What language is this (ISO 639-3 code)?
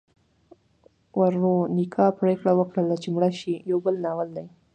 pus